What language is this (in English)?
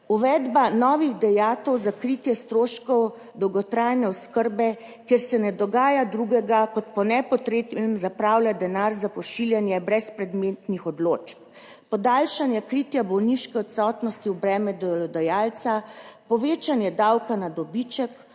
Slovenian